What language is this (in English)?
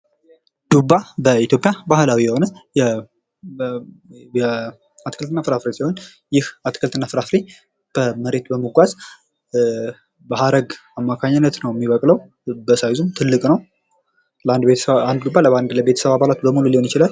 Amharic